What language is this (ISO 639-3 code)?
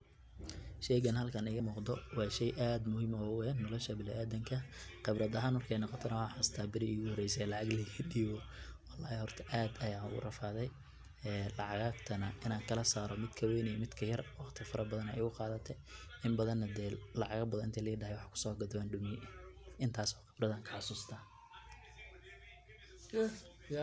som